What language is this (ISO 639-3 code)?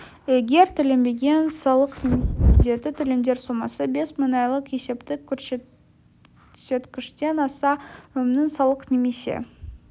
kaz